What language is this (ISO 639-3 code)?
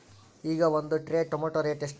kan